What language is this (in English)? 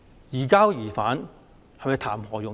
Cantonese